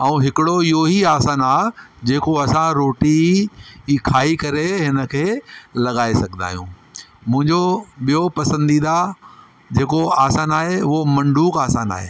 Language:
Sindhi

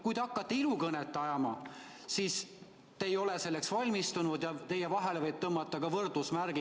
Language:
Estonian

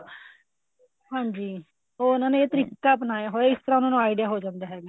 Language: Punjabi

